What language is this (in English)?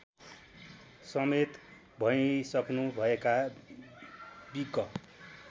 Nepali